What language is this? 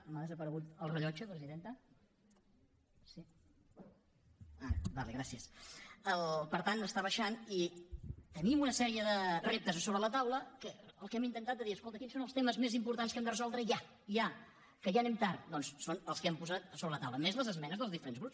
Catalan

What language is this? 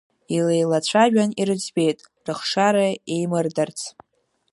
Abkhazian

